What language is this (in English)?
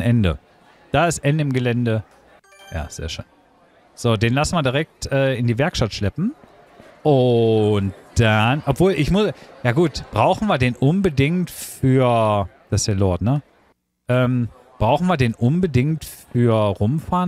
German